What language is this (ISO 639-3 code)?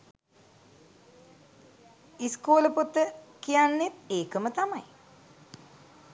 sin